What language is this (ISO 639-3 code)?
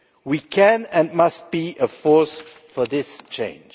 eng